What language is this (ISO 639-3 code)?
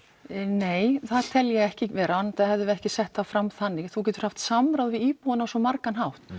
isl